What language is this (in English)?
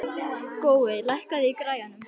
Icelandic